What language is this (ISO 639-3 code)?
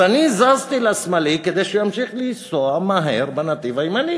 heb